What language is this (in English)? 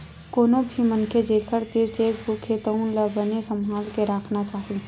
Chhattisgarhi